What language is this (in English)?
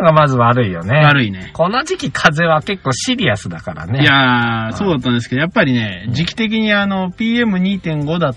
Japanese